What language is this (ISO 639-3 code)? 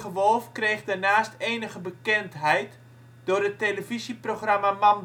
nld